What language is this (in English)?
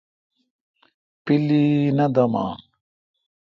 Kalkoti